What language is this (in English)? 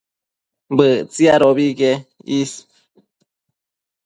Matsés